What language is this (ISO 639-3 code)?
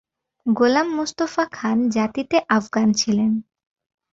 ben